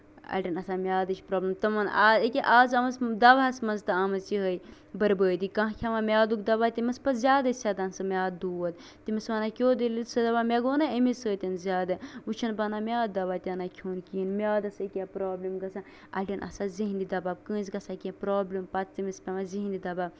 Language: Kashmiri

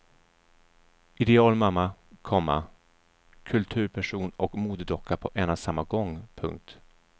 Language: Swedish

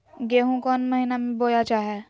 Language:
Magahi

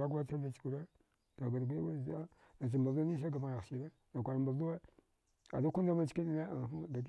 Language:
Dghwede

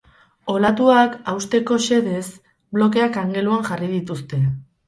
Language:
Basque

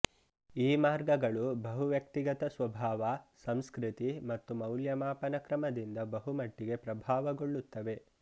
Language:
Kannada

